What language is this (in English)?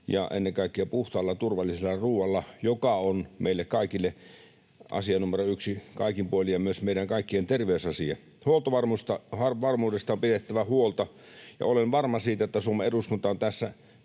Finnish